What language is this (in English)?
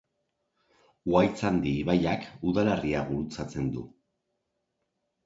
Basque